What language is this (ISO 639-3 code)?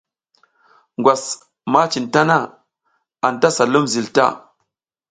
giz